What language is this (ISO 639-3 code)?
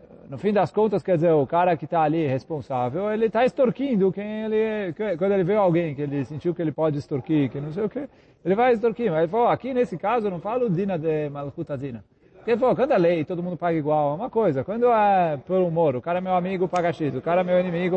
por